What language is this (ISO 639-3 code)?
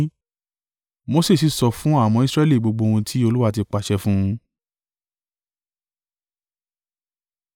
yor